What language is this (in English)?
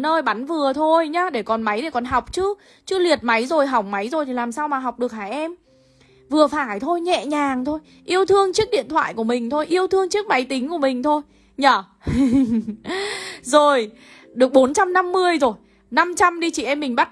Vietnamese